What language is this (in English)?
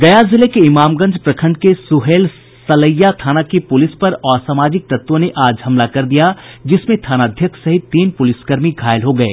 Hindi